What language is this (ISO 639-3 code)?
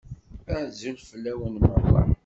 kab